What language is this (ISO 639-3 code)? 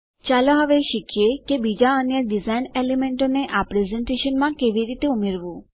guj